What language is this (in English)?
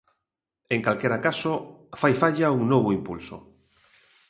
Galician